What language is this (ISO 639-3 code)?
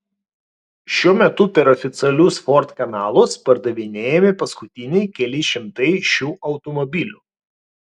lit